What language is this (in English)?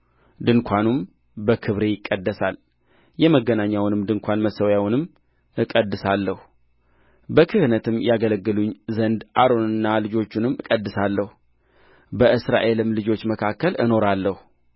Amharic